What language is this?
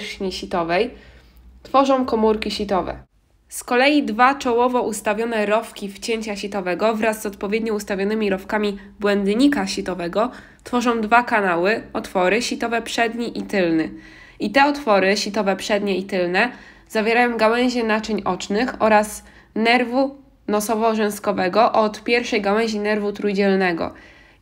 Polish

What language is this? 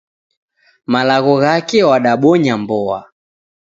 Taita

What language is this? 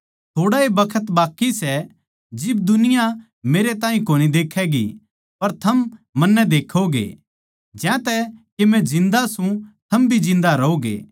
Haryanvi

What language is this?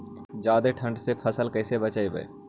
Magahi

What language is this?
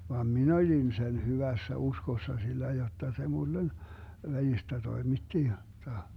Finnish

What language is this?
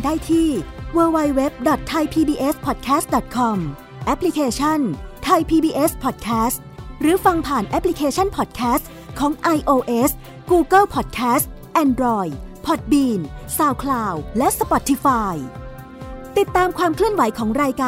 Thai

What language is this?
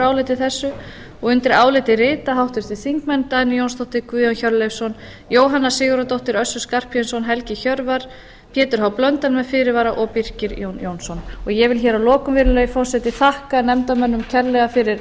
Icelandic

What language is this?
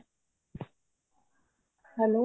Punjabi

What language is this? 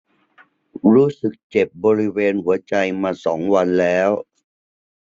Thai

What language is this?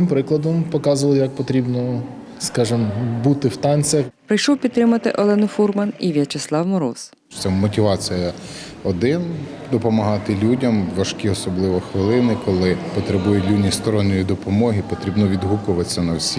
Ukrainian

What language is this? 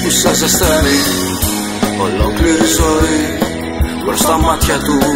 Greek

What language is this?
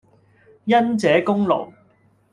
Cantonese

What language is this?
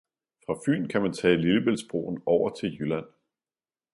Danish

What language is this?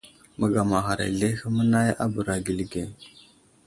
Wuzlam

